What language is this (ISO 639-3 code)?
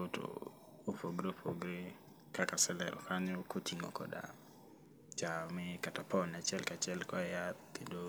luo